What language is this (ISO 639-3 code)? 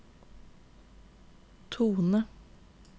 nor